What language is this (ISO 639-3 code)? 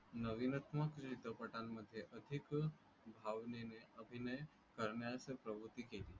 mar